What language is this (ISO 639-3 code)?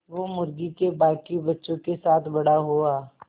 hin